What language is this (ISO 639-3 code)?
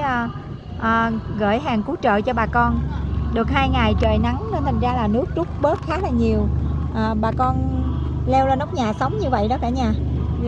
vie